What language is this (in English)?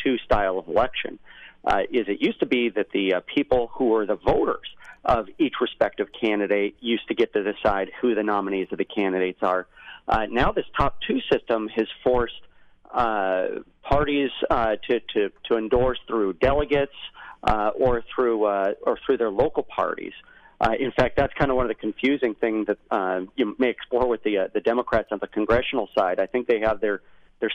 English